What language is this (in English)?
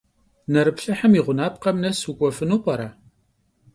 Kabardian